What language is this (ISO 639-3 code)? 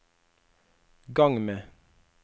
nor